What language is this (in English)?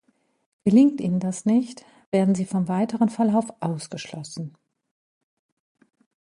German